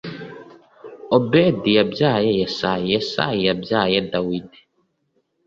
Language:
Kinyarwanda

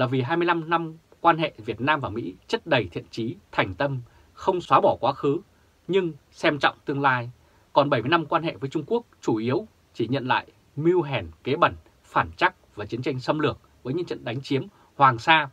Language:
Vietnamese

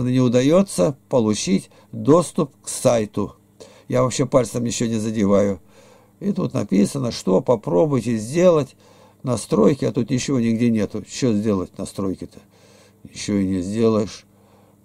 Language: Russian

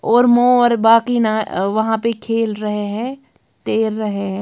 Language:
Hindi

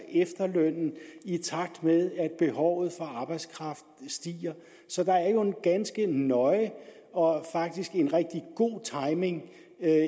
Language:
Danish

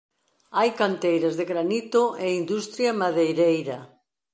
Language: Galician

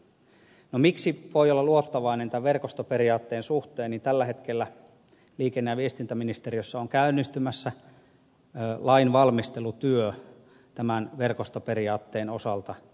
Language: Finnish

